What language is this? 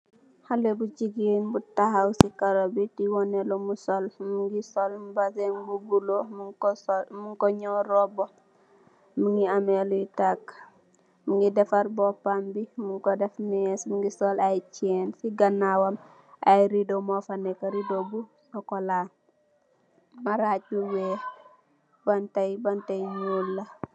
Wolof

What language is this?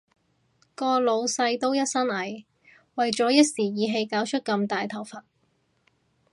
Cantonese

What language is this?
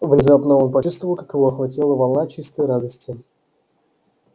Russian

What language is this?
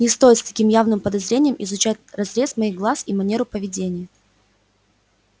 Russian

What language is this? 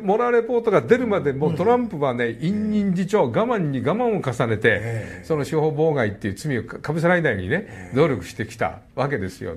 Japanese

